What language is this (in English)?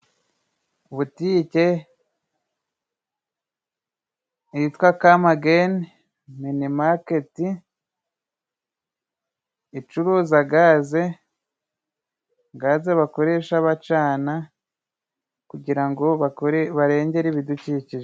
Kinyarwanda